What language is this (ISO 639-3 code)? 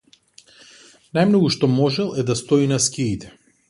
mkd